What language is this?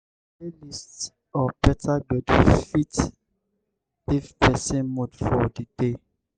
Nigerian Pidgin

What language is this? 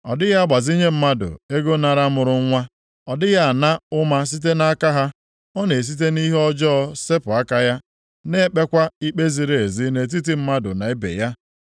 Igbo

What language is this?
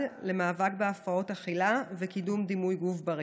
Hebrew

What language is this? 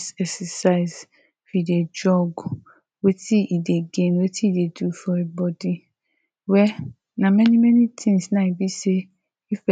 Nigerian Pidgin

